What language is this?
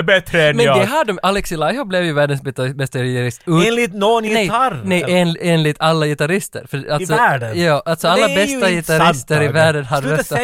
Swedish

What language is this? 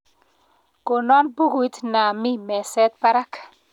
Kalenjin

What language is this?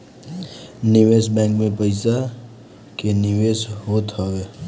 Bhojpuri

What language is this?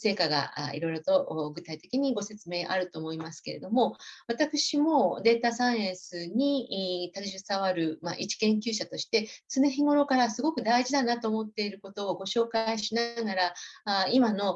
Japanese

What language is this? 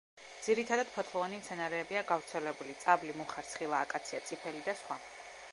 Georgian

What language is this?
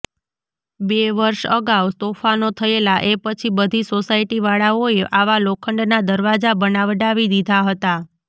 Gujarati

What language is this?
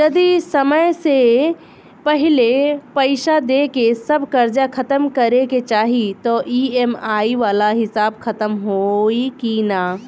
Bhojpuri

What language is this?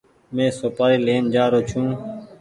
Goaria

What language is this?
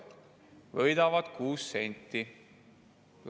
Estonian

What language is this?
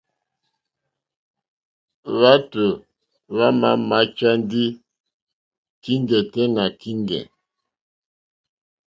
Mokpwe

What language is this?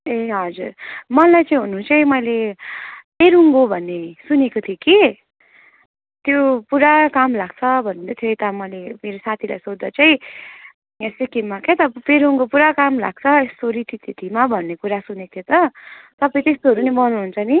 Nepali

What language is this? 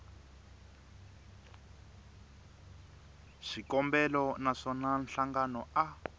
Tsonga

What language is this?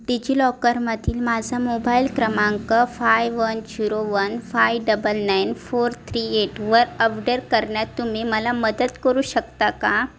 Marathi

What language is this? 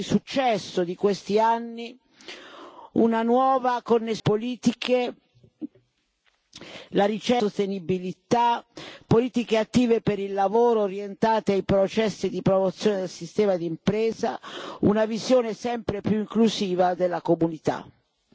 Italian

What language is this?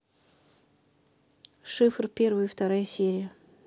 Russian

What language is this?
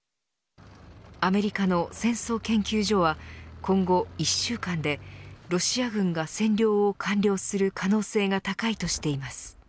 Japanese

